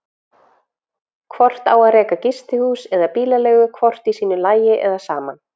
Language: Icelandic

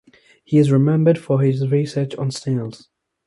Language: English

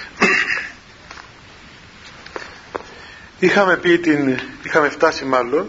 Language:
Greek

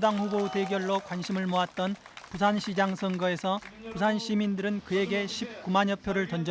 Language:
Korean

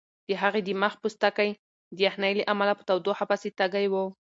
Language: Pashto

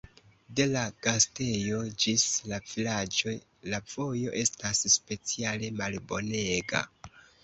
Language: Esperanto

